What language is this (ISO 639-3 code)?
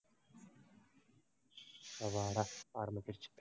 tam